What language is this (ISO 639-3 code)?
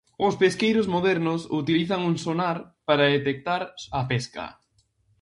glg